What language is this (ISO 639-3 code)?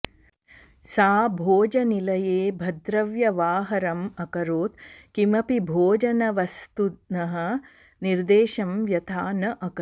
san